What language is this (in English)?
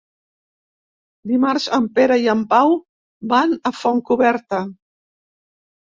Catalan